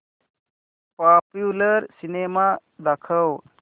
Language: Marathi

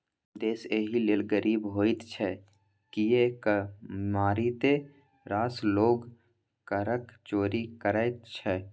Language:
Maithili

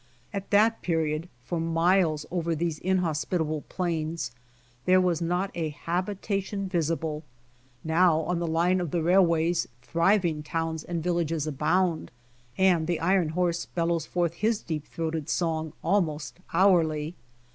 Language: English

